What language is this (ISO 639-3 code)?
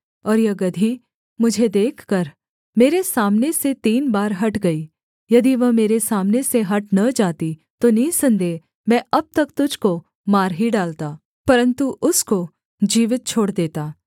hin